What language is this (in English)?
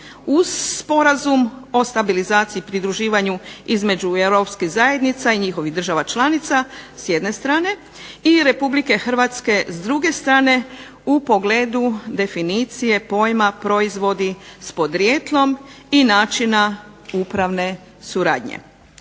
Croatian